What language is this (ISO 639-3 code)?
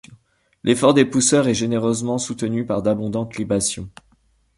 fra